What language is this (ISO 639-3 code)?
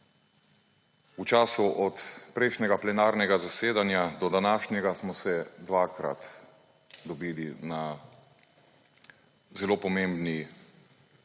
slv